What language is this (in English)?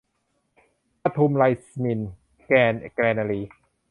Thai